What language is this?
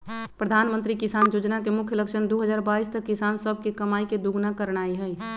Magahi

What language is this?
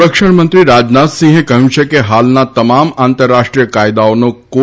Gujarati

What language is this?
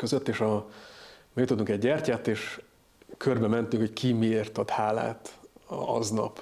Hungarian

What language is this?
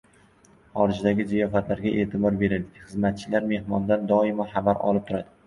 Uzbek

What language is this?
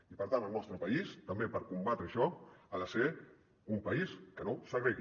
Catalan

